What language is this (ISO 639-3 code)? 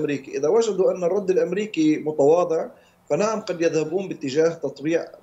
ara